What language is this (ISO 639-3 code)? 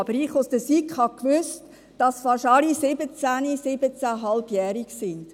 gsw